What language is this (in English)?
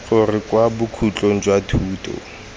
Tswana